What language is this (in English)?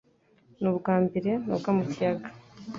Kinyarwanda